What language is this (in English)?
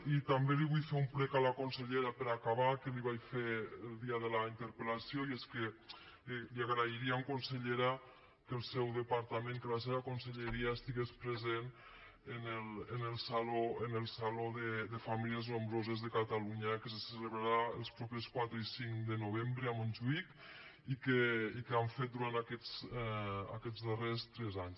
Catalan